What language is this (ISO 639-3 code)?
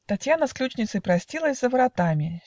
rus